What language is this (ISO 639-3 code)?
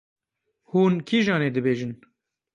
kur